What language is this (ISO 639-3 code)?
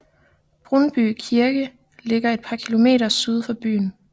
dan